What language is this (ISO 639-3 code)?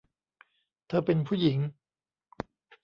tha